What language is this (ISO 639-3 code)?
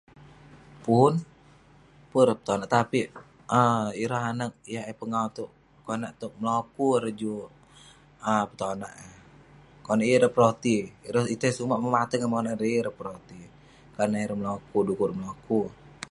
pne